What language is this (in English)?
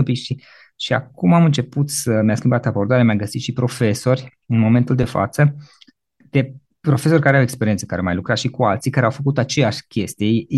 Romanian